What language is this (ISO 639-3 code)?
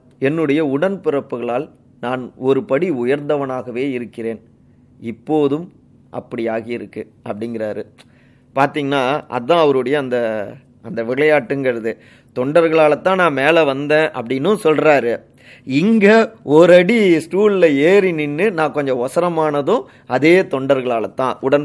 tam